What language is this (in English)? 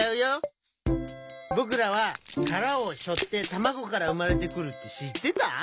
Japanese